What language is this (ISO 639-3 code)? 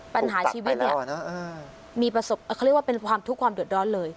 tha